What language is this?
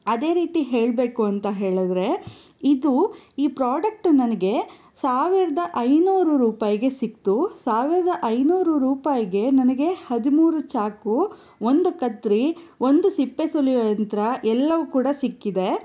Kannada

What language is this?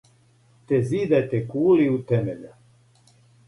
Serbian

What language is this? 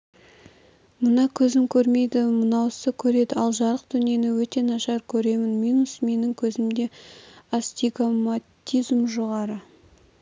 Kazakh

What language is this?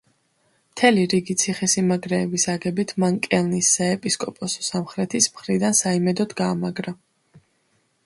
Georgian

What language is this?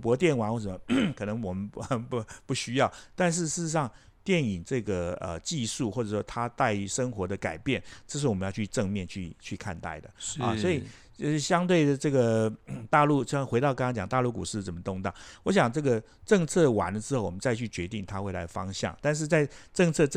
Chinese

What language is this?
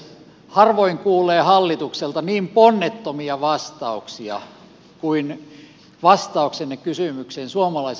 Finnish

